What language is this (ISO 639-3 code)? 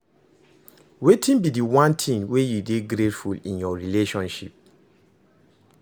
pcm